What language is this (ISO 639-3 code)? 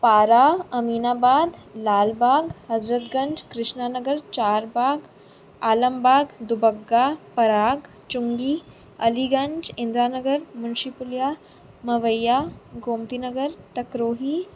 snd